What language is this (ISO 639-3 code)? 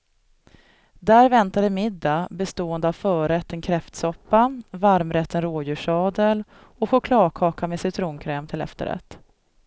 swe